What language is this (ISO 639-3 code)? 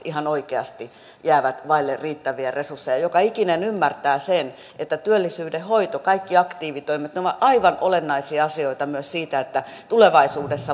fin